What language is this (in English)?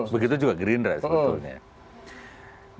Indonesian